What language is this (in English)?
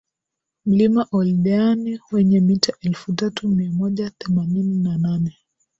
Swahili